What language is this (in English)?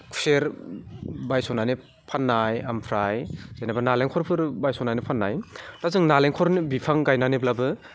Bodo